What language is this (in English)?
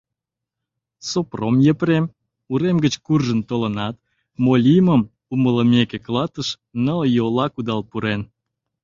Mari